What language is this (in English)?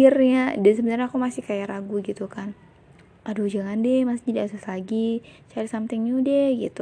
Indonesian